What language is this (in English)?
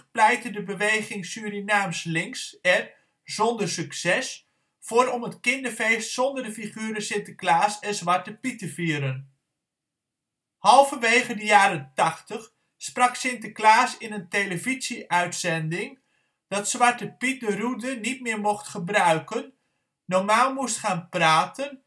Dutch